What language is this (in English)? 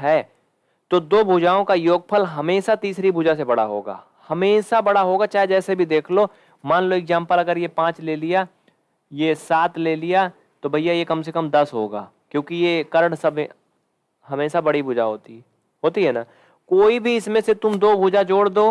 Hindi